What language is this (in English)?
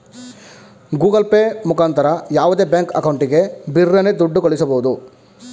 Kannada